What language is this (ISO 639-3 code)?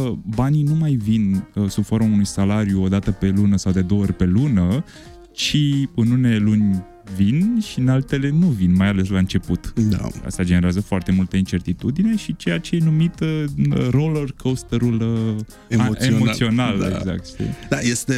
ron